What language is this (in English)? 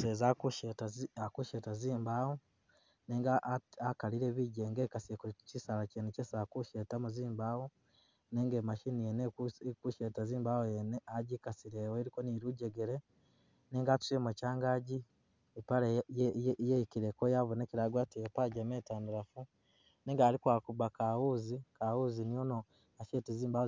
Masaaba